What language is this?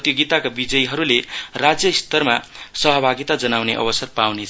Nepali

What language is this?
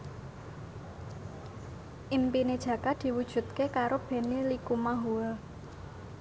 Javanese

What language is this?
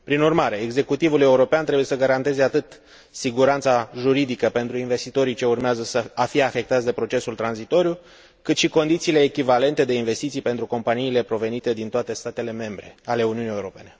Romanian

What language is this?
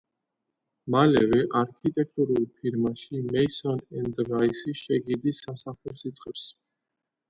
Georgian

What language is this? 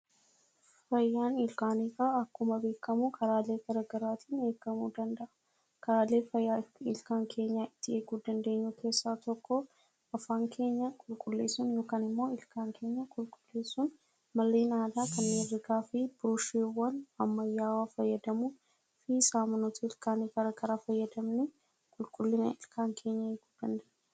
Oromo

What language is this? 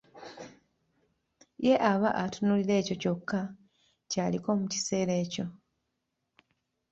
Ganda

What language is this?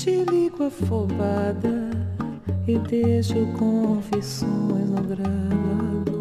Thai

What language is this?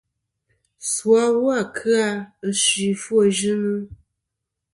Kom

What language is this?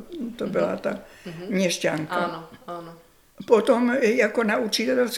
Czech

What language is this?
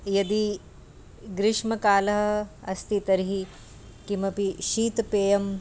Sanskrit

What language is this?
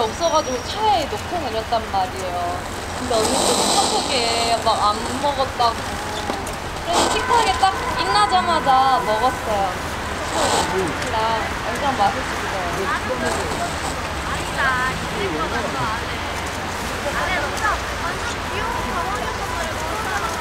Korean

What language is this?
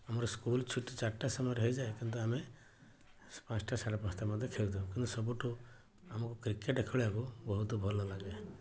Odia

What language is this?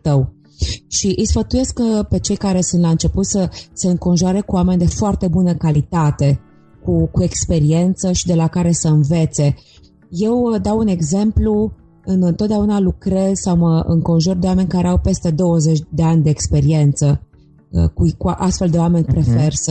Romanian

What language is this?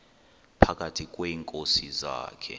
Xhosa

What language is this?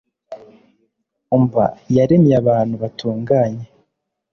Kinyarwanda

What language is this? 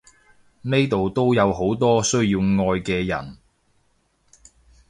Cantonese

